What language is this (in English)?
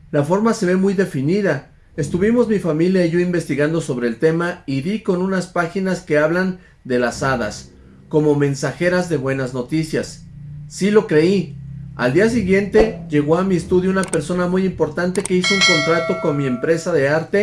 Spanish